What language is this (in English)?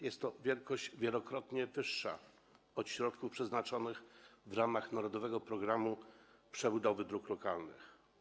Polish